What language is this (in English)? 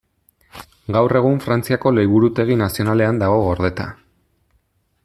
Basque